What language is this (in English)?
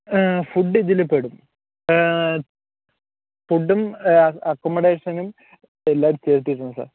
Malayalam